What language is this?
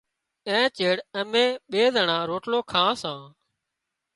Wadiyara Koli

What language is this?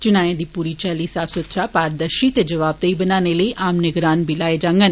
Dogri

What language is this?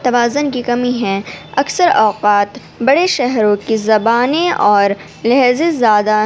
Urdu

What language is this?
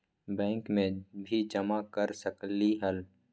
Magahi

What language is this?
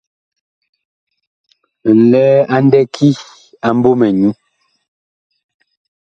Bakoko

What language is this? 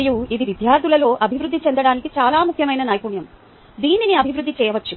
Telugu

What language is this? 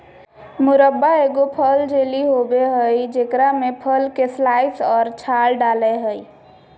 Magahi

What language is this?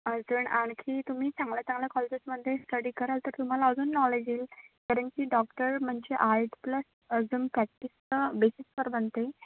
Marathi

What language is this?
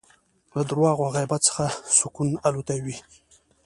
Pashto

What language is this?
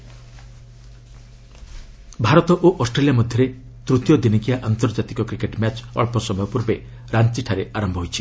Odia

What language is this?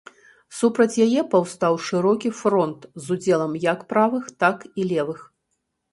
Belarusian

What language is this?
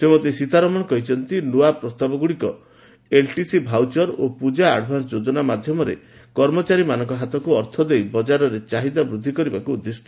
Odia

